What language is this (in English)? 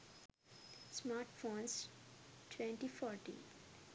Sinhala